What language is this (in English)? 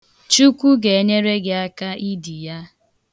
Igbo